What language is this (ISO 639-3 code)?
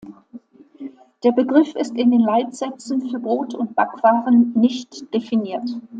deu